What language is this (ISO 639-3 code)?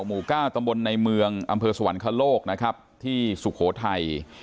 tha